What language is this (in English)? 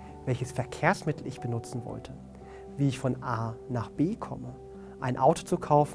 German